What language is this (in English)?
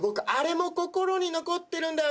Japanese